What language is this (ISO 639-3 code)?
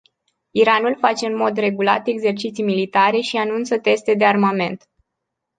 ron